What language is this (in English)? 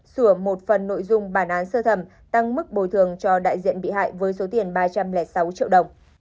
Vietnamese